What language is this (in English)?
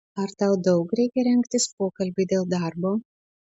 Lithuanian